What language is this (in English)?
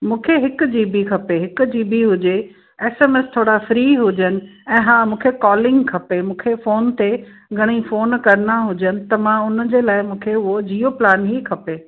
Sindhi